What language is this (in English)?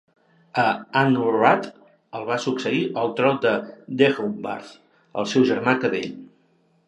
Catalan